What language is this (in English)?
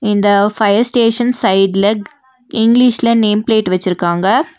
Tamil